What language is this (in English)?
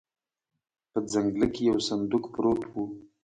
Pashto